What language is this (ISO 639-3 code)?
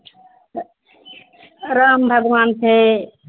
mai